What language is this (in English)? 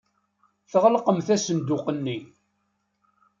Kabyle